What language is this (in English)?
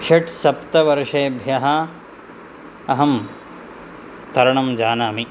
Sanskrit